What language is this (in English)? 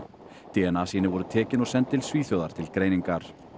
Icelandic